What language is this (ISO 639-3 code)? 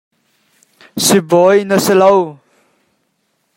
cnh